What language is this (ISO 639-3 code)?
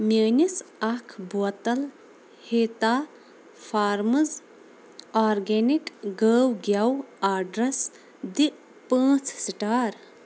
kas